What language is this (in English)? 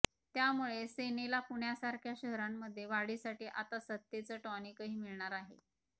Marathi